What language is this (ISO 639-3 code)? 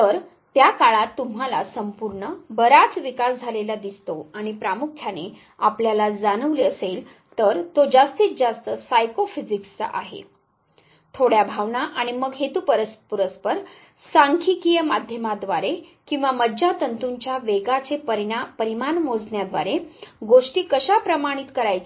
mar